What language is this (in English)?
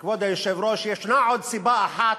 Hebrew